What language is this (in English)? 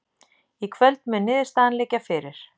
Icelandic